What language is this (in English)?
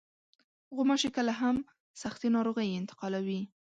Pashto